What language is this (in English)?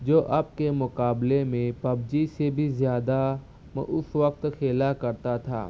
Urdu